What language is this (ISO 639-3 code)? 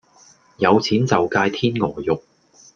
yue